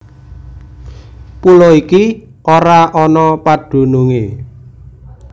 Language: Javanese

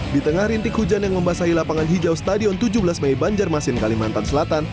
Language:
Indonesian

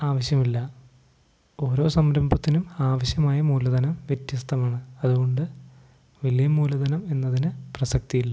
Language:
Malayalam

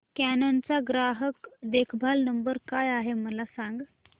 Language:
Marathi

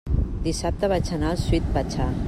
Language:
Catalan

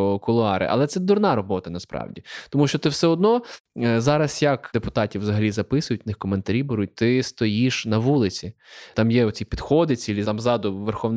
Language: Ukrainian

